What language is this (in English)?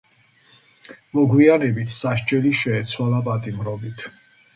Georgian